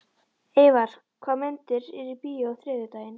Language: Icelandic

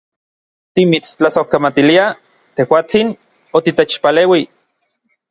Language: Orizaba Nahuatl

